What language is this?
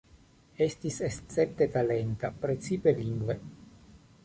Esperanto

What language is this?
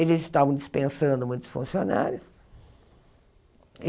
Portuguese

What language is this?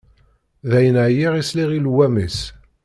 Kabyle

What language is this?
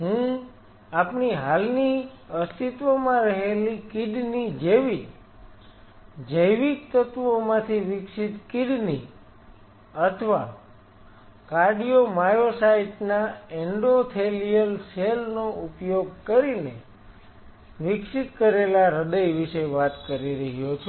Gujarati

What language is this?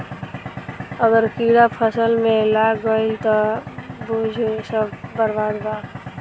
Bhojpuri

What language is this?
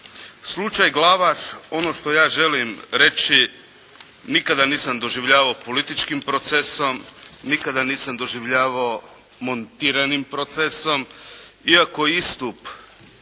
Croatian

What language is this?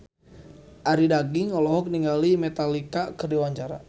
Sundanese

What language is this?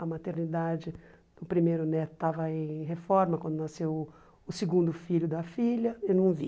Portuguese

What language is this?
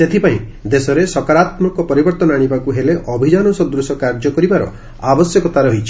Odia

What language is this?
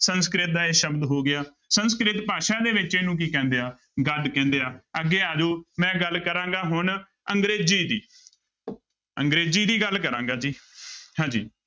Punjabi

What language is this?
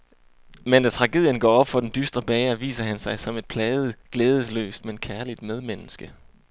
Danish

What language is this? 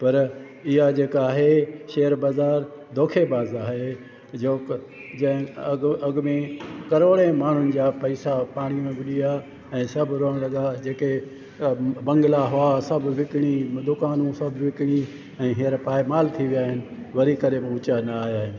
Sindhi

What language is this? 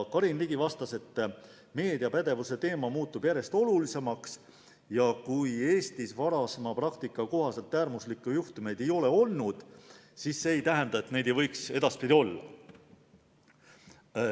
Estonian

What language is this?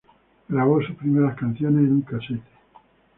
Spanish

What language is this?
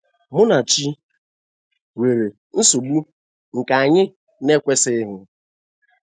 Igbo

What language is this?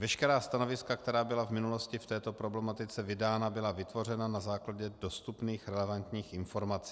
Czech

